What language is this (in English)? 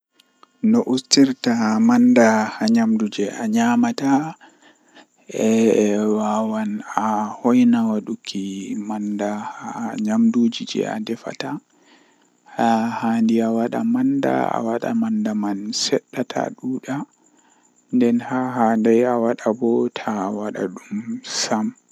Western Niger Fulfulde